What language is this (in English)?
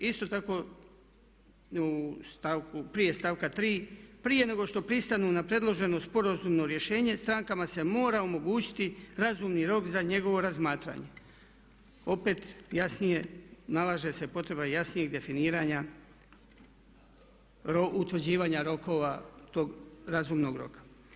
Croatian